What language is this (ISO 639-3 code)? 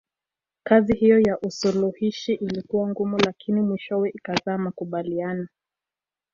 swa